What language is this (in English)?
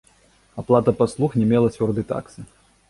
Belarusian